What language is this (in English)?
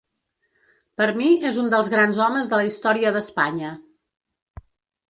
Catalan